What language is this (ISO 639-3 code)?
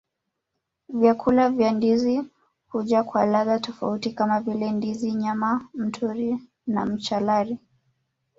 swa